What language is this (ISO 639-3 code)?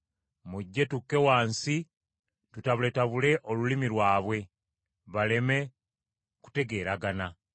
lug